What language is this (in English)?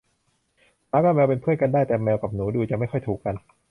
Thai